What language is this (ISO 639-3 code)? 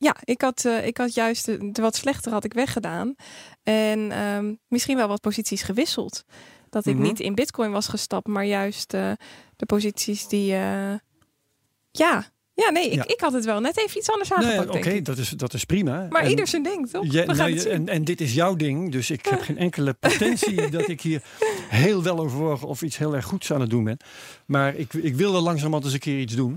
nld